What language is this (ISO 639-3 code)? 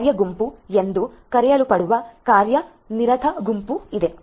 kan